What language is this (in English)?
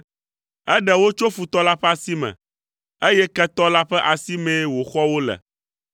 Ewe